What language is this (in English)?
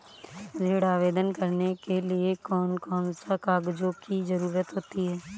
Hindi